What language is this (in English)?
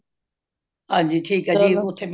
Punjabi